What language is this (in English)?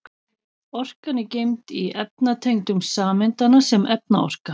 Icelandic